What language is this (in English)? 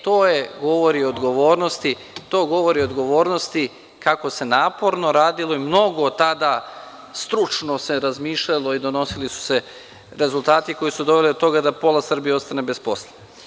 Serbian